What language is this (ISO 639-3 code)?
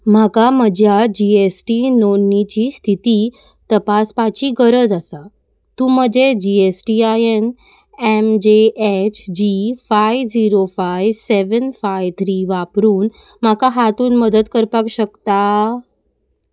kok